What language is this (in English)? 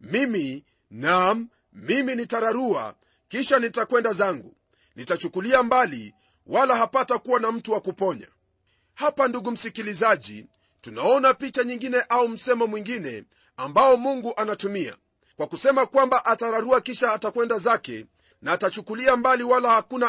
Swahili